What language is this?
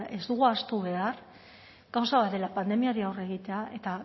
Basque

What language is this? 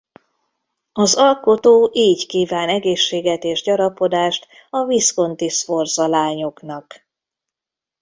Hungarian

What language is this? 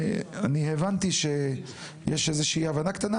Hebrew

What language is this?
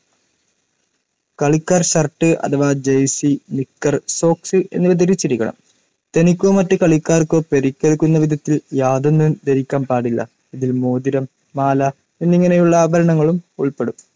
Malayalam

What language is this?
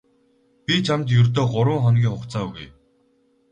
Mongolian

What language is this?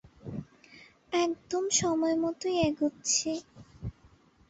Bangla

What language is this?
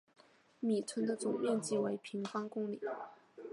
Chinese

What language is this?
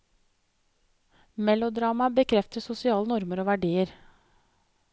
Norwegian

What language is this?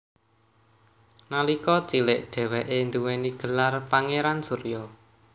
Javanese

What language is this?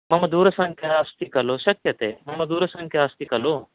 Sanskrit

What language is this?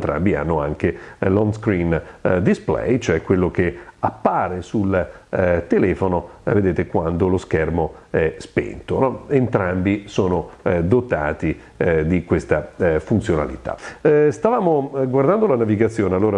Italian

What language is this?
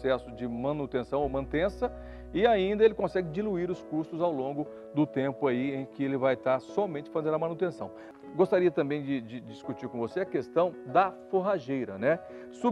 Portuguese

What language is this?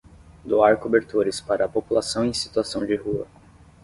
Portuguese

